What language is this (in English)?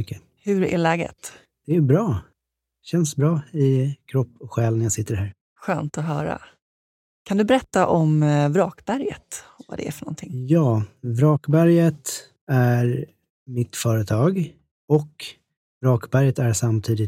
Swedish